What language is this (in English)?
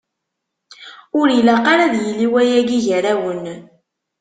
Kabyle